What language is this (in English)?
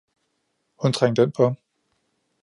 Danish